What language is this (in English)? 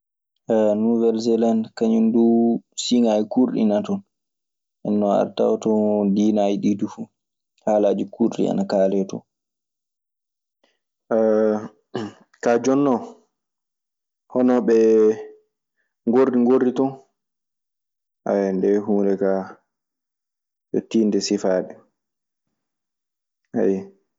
Maasina Fulfulde